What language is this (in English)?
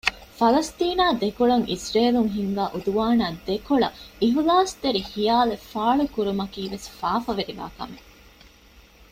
Divehi